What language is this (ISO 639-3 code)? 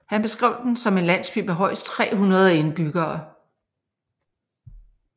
dan